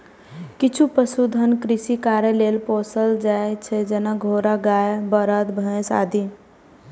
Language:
Maithili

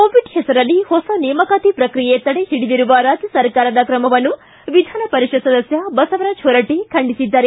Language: Kannada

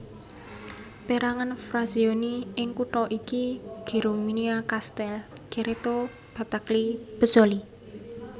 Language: Javanese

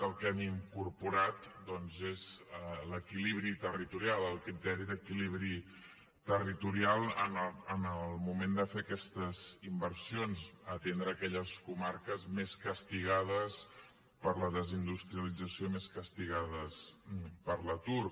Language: Catalan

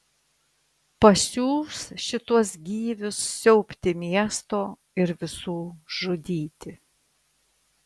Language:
Lithuanian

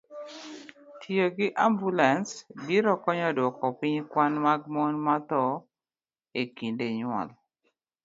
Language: Luo (Kenya and Tanzania)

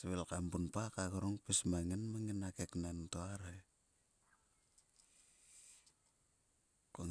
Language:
Sulka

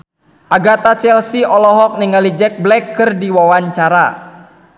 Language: Sundanese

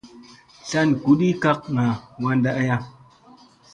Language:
Musey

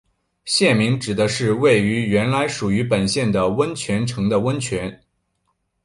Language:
Chinese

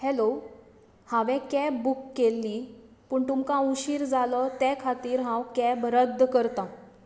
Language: Konkani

